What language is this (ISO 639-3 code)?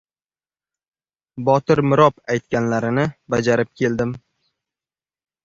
uzb